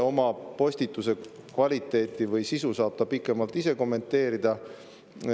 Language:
Estonian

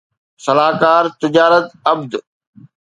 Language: Sindhi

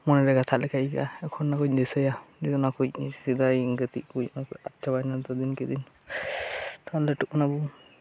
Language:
Santali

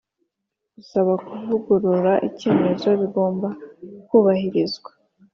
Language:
Kinyarwanda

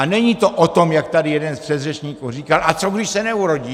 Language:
Czech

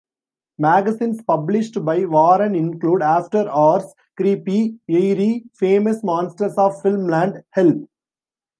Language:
English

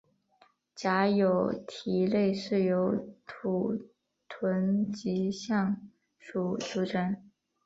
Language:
Chinese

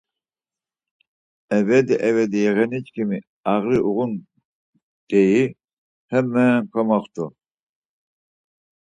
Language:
Laz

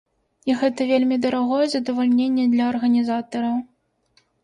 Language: Belarusian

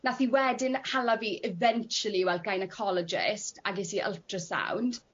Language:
Welsh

